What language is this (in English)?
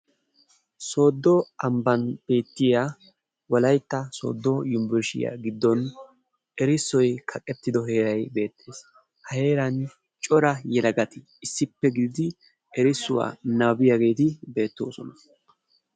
Wolaytta